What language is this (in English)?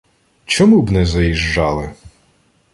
Ukrainian